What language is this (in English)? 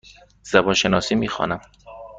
Persian